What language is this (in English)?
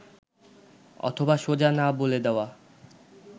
Bangla